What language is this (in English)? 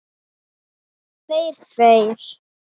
Icelandic